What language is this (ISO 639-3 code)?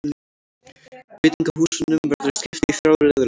isl